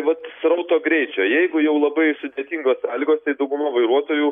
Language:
Lithuanian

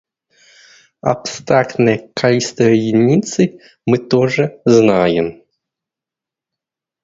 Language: Russian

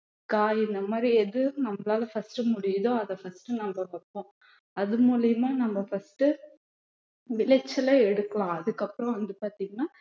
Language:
Tamil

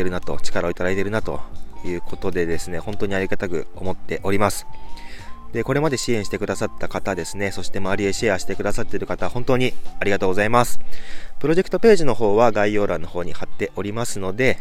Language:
Japanese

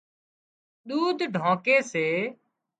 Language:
Wadiyara Koli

